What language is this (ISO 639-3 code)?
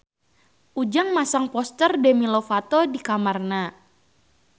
sun